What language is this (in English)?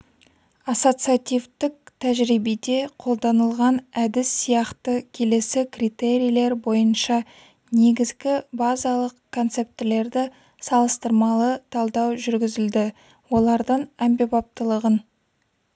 Kazakh